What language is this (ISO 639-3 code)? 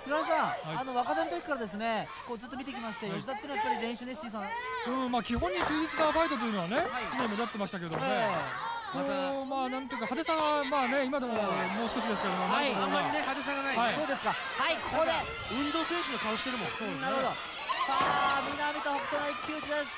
jpn